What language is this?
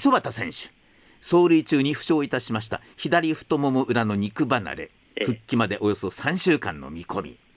Japanese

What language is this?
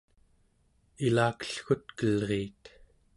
Central Yupik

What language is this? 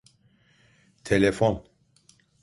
Turkish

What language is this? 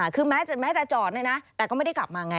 Thai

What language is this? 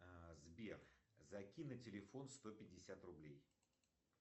Russian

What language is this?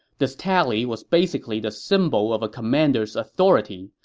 English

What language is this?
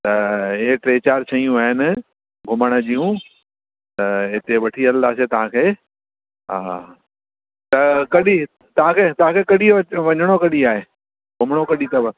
Sindhi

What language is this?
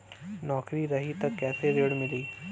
Bhojpuri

